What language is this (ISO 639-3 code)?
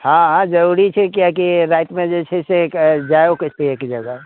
mai